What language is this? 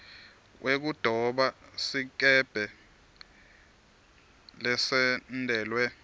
Swati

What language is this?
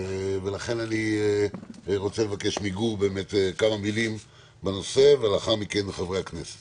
Hebrew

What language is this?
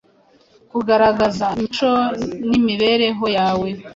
Kinyarwanda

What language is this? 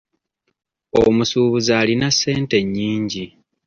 Ganda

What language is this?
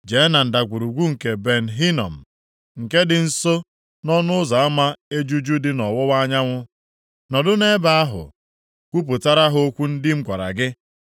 Igbo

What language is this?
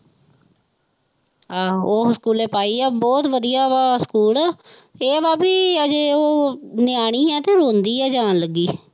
Punjabi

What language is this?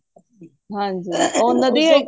Punjabi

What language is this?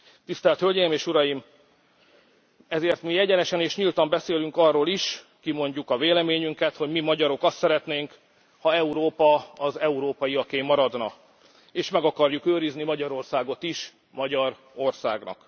Hungarian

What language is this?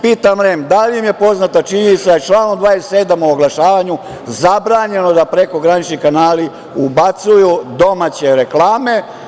Serbian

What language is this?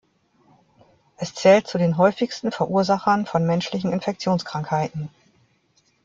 German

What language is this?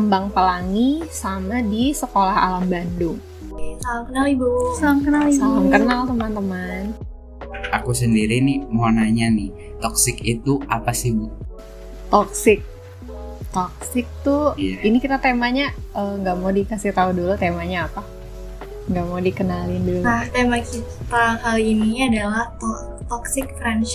Indonesian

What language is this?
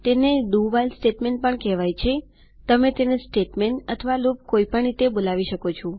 Gujarati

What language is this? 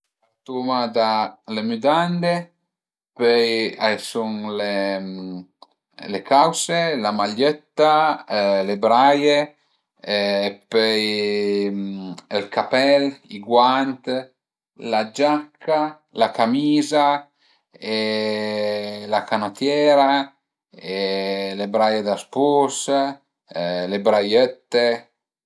Piedmontese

